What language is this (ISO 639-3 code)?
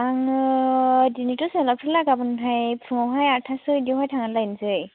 brx